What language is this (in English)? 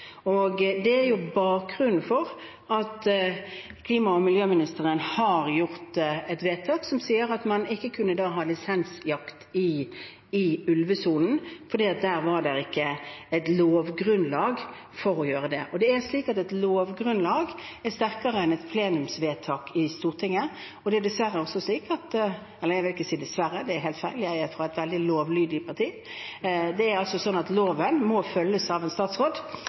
Norwegian Bokmål